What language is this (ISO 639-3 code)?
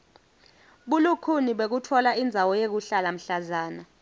ssw